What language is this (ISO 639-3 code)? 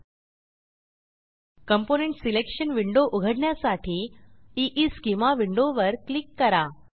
mar